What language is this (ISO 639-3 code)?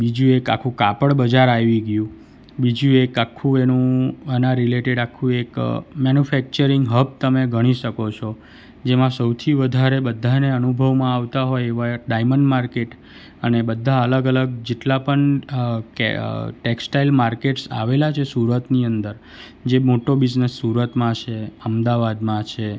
guj